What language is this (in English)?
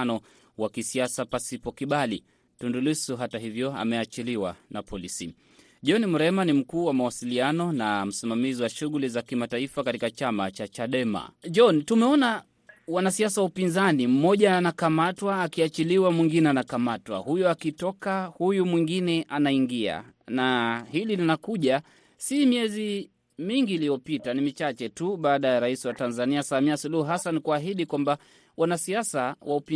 Swahili